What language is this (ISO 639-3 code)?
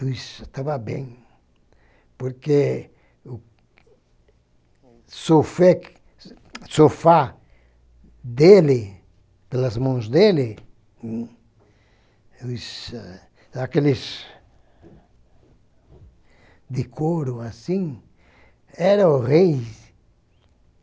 por